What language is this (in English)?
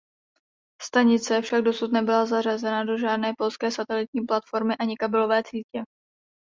Czech